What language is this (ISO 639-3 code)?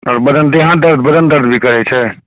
mai